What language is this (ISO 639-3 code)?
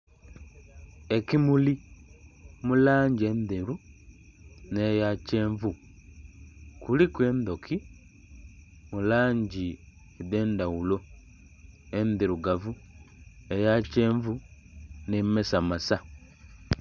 xog